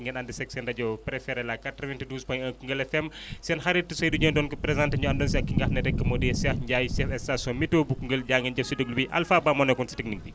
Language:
Wolof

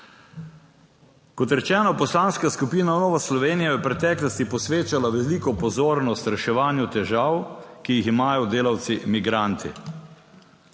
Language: Slovenian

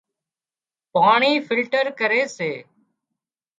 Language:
Wadiyara Koli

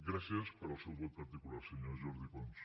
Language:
Catalan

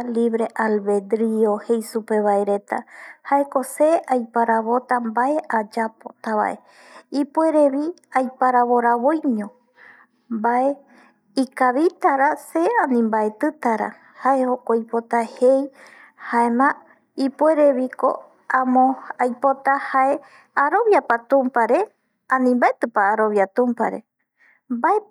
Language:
Eastern Bolivian Guaraní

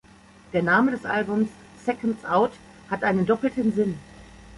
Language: German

